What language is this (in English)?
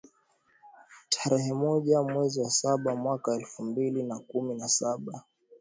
Swahili